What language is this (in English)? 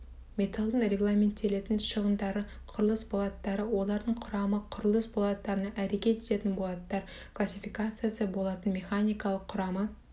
Kazakh